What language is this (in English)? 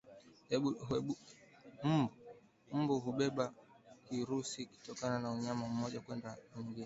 Swahili